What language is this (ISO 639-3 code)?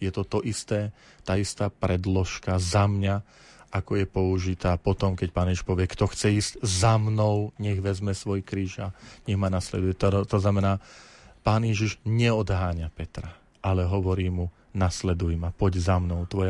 slk